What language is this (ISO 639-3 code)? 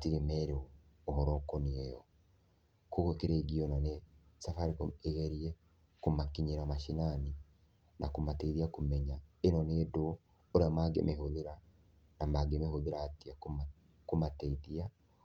kik